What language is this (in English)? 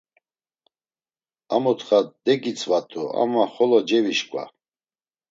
Laz